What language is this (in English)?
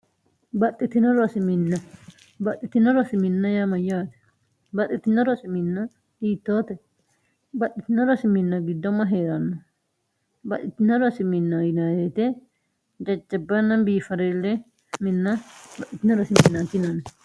Sidamo